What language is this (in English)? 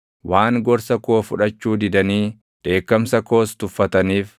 Oromo